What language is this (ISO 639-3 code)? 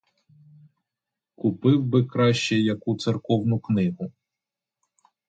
ukr